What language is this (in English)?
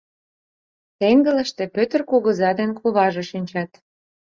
Mari